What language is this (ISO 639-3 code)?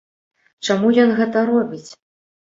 bel